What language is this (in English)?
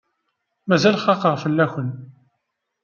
Kabyle